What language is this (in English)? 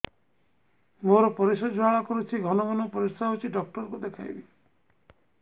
Odia